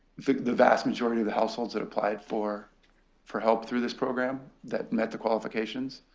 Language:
English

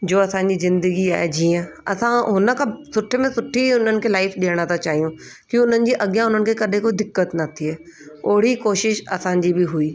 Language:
Sindhi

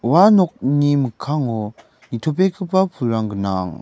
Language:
Garo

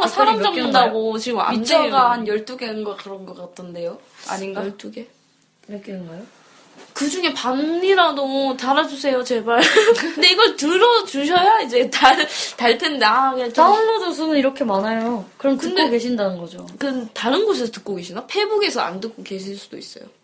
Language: Korean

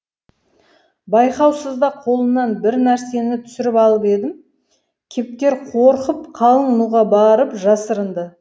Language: Kazakh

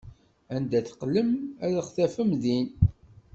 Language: Kabyle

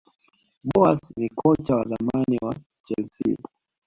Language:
Swahili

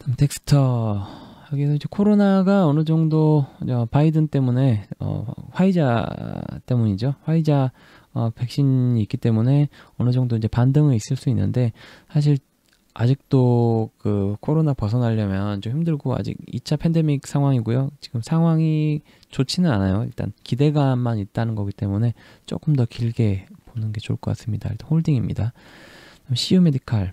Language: Korean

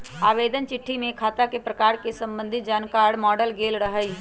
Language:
Magahi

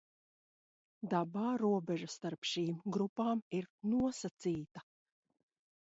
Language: Latvian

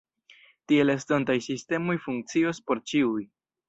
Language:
Esperanto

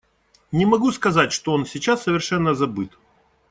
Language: Russian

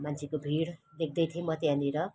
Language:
Nepali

